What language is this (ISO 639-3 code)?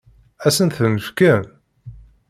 kab